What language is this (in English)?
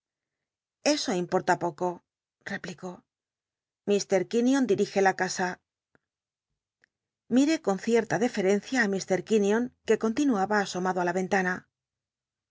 Spanish